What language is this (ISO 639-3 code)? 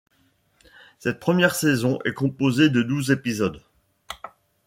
fra